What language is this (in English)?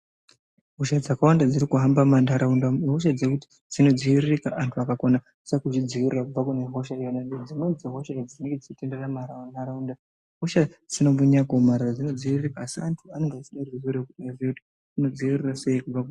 Ndau